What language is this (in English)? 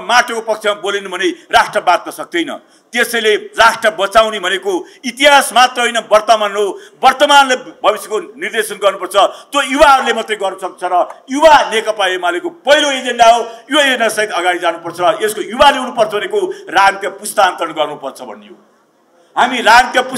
Romanian